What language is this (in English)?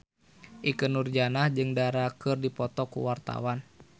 Sundanese